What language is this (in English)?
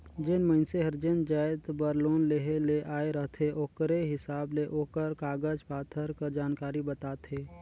Chhattisgarhi